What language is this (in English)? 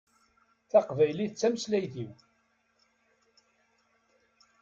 Kabyle